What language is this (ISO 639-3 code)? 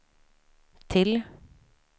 swe